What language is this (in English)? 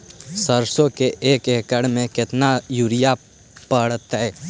Magahi